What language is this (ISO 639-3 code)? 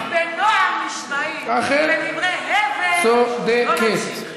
heb